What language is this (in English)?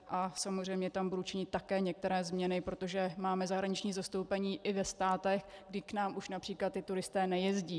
Czech